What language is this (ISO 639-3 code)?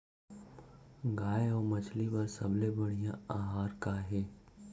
hne